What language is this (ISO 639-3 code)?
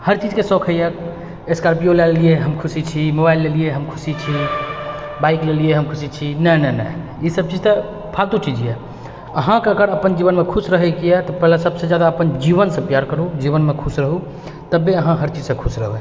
mai